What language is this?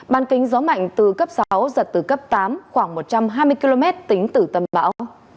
Vietnamese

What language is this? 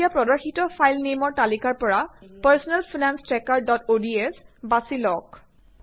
Assamese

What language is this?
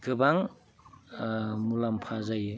Bodo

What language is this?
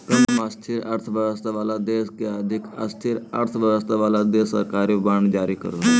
Magahi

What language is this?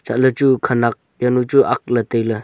Wancho Naga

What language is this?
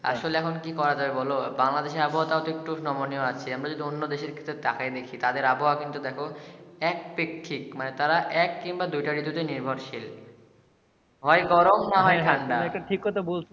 Bangla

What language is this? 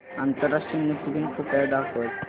Marathi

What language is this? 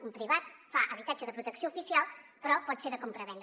Catalan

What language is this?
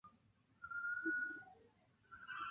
Chinese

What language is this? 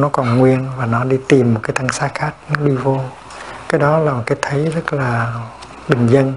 Vietnamese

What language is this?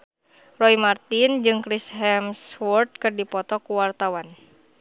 Sundanese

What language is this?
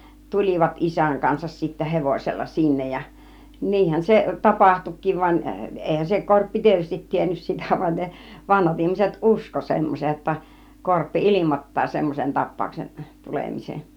Finnish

